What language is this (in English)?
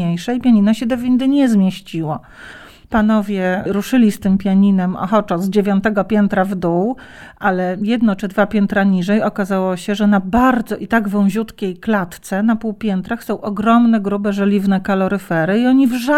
Polish